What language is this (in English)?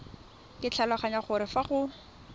Tswana